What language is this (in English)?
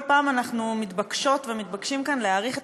Hebrew